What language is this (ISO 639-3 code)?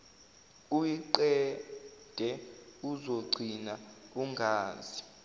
zul